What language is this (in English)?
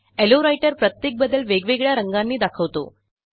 Marathi